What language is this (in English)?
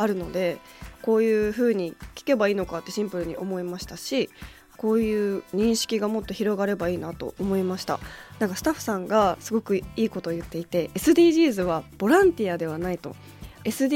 Japanese